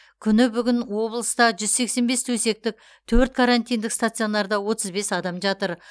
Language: Kazakh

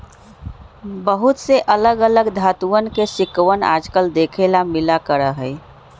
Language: Magahi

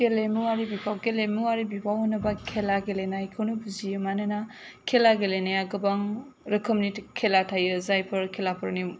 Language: Bodo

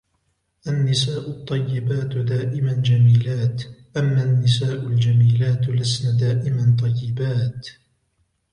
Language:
Arabic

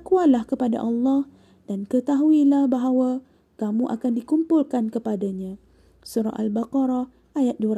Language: Malay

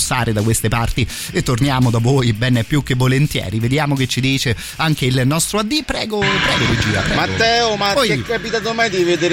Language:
Italian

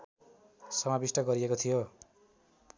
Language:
Nepali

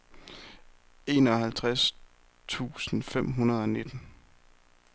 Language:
Danish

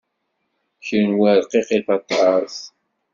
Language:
Kabyle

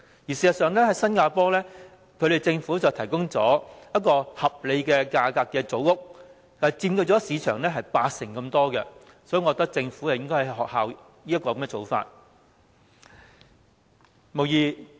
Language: Cantonese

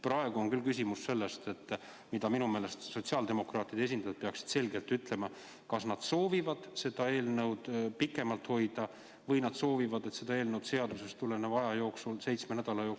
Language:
Estonian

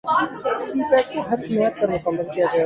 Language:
Urdu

